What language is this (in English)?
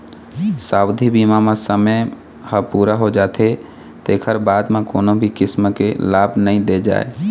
Chhattisgarhi